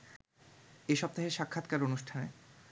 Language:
Bangla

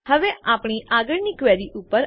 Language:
Gujarati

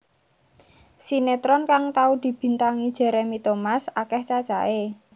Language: Javanese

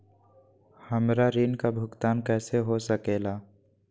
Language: Magahi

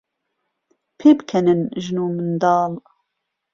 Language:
Central Kurdish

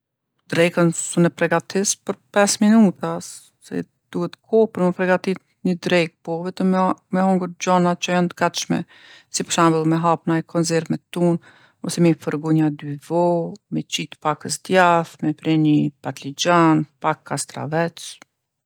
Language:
Gheg Albanian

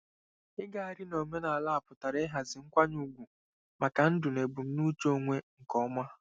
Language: Igbo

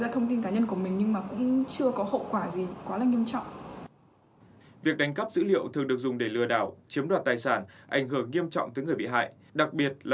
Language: Vietnamese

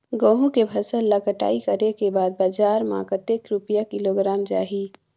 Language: Chhattisgarhi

